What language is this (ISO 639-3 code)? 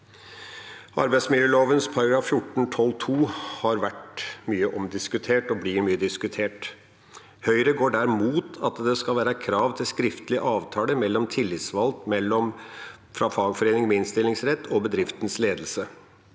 nor